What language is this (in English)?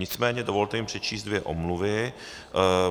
Czech